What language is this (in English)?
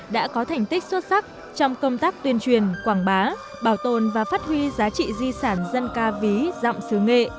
Vietnamese